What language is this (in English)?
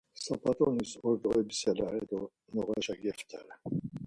Laz